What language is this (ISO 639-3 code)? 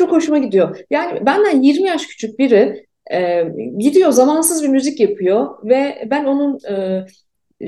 tur